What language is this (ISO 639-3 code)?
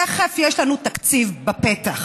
heb